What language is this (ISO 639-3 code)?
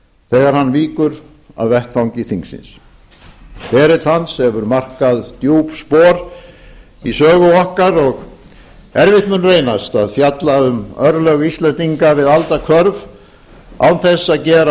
isl